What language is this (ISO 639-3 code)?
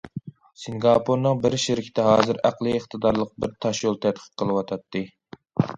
uig